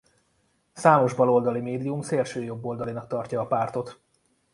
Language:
Hungarian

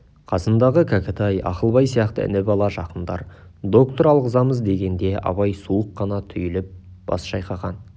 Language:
Kazakh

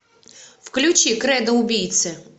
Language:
Russian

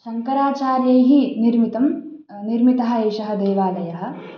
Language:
Sanskrit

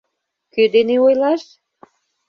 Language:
Mari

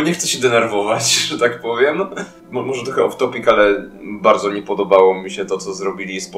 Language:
Polish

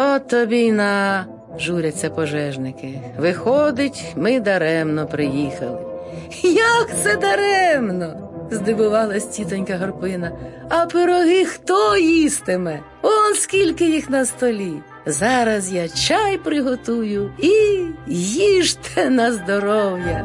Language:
Ukrainian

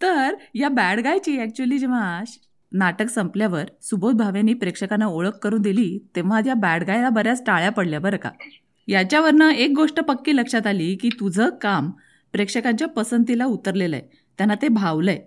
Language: Marathi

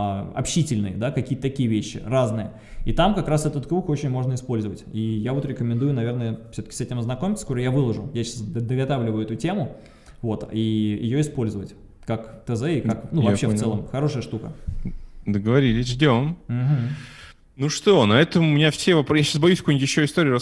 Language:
Russian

